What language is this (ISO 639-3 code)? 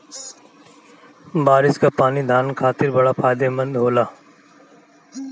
bho